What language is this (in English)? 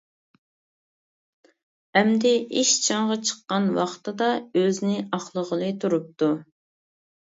Uyghur